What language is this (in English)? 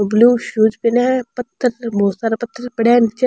Rajasthani